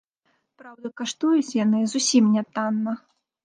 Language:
Belarusian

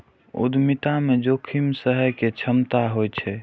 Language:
Maithili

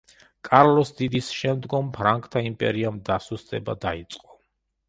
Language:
Georgian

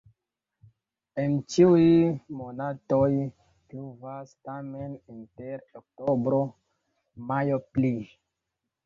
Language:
Esperanto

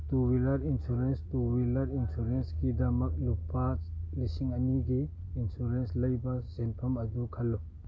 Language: Manipuri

